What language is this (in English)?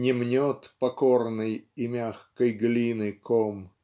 Russian